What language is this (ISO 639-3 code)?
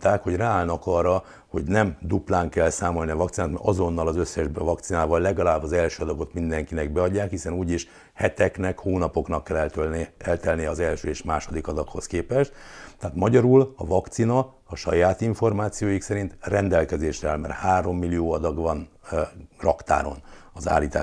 hun